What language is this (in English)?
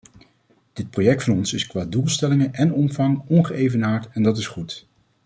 Dutch